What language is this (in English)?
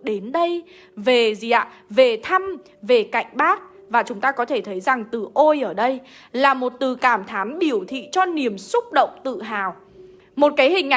Vietnamese